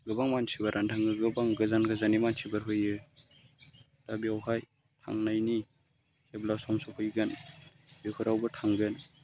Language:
Bodo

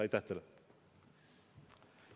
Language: Estonian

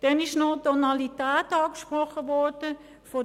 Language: Swiss German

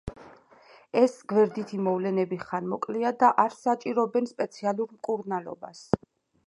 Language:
Georgian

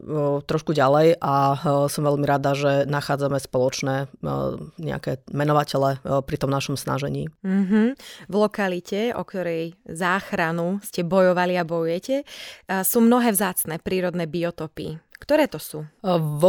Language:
Slovak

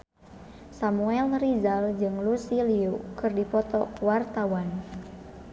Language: Sundanese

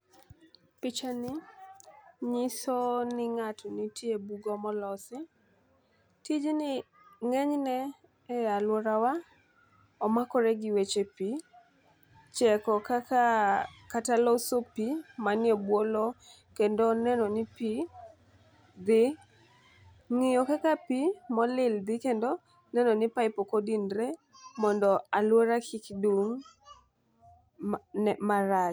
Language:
Luo (Kenya and Tanzania)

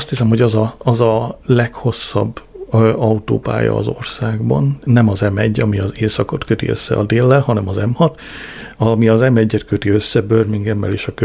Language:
Hungarian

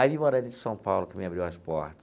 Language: Portuguese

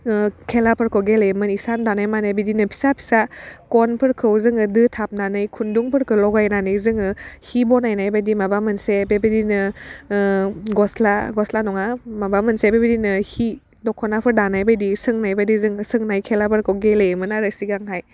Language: Bodo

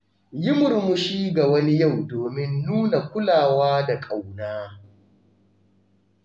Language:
Hausa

